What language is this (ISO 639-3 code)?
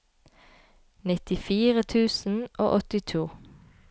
nor